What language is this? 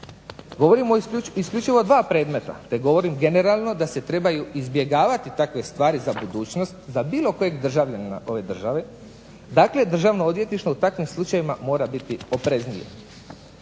Croatian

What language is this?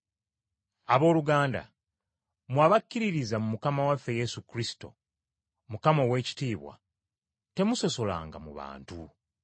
Ganda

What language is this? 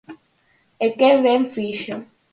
Galician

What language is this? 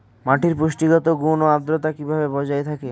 Bangla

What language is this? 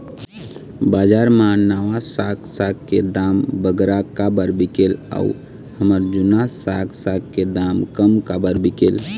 Chhattisgarhi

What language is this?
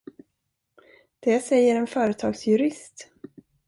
Swedish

